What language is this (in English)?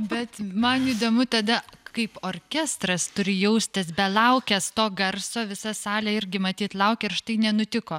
Lithuanian